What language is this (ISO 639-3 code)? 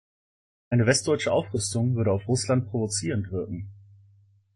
deu